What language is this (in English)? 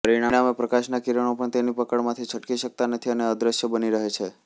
Gujarati